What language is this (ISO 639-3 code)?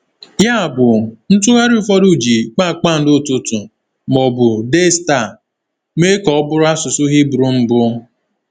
ibo